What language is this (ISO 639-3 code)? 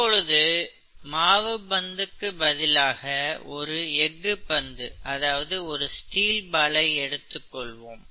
tam